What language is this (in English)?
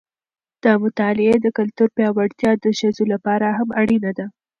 Pashto